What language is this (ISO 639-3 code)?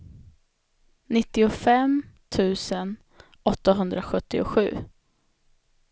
swe